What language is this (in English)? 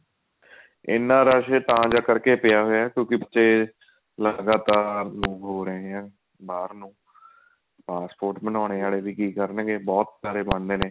Punjabi